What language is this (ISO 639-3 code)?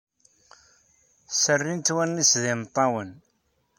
kab